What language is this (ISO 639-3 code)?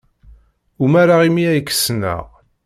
kab